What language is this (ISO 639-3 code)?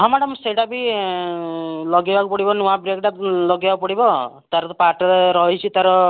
ori